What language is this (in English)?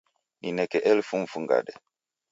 Taita